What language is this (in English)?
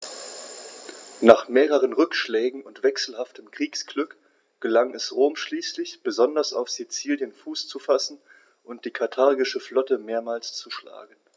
German